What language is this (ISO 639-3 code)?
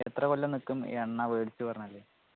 mal